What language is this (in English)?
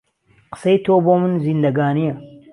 Central Kurdish